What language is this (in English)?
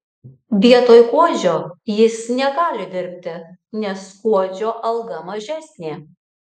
Lithuanian